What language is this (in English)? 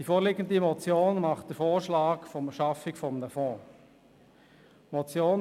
Swiss German